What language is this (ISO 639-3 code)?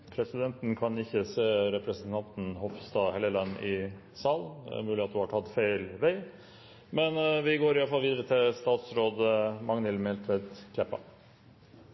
nno